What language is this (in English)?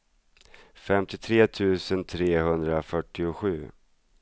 Swedish